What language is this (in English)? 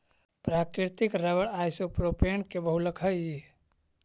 Magahi